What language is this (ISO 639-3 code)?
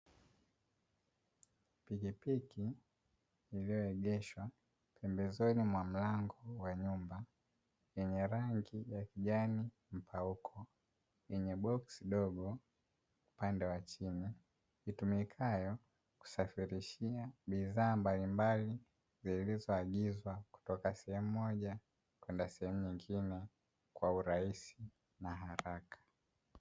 swa